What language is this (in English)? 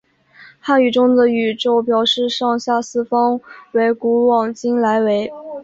Chinese